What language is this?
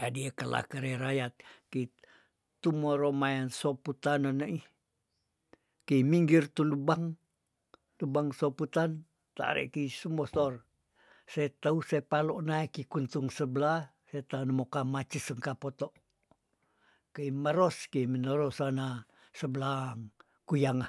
Tondano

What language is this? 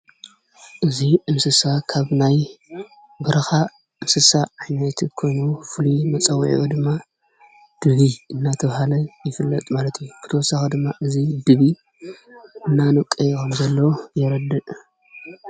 Tigrinya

